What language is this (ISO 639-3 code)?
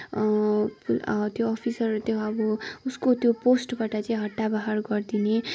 nep